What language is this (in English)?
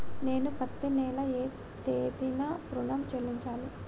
Telugu